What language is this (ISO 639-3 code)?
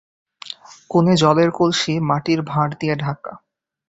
ben